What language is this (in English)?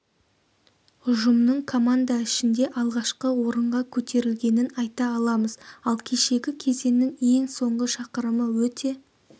Kazakh